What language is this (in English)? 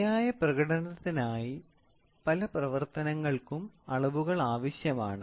Malayalam